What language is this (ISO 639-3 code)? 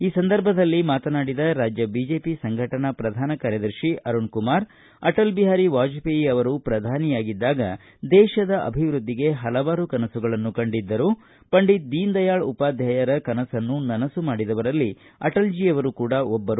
kan